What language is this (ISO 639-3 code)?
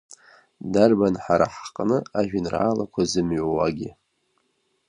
abk